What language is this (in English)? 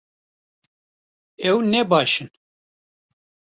Kurdish